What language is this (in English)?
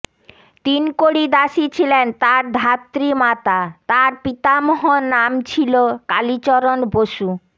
Bangla